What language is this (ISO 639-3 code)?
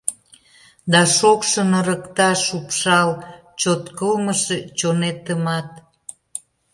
chm